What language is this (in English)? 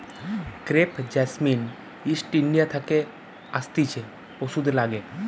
Bangla